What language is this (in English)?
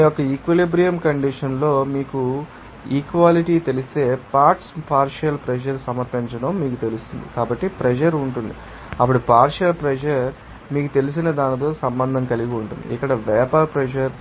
Telugu